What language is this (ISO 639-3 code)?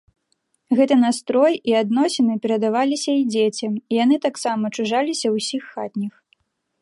bel